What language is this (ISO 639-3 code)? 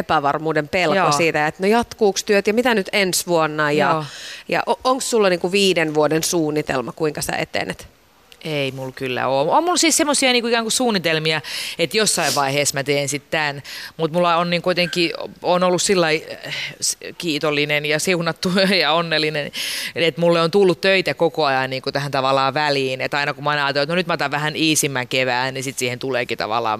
fin